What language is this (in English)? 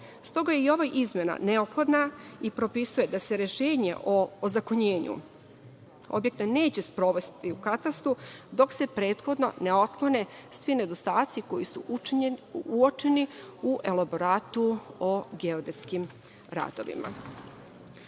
Serbian